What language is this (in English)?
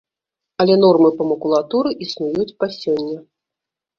Belarusian